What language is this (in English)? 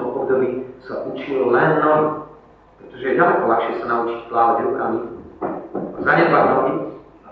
Slovak